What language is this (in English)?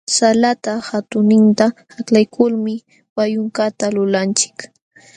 Jauja Wanca Quechua